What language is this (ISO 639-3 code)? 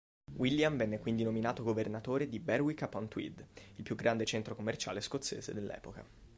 ita